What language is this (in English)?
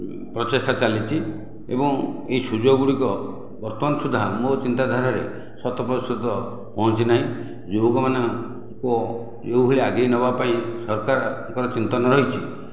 Odia